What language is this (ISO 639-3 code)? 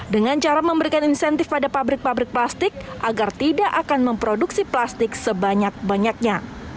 ind